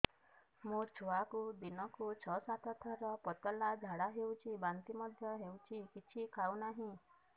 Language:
Odia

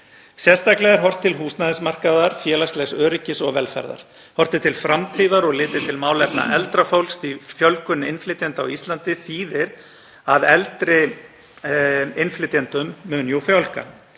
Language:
Icelandic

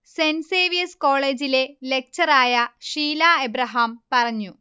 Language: Malayalam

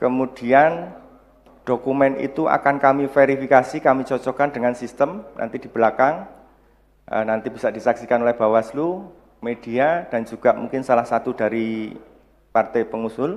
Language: Indonesian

